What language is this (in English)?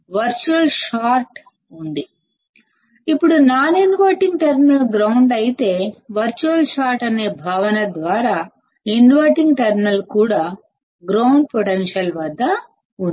Telugu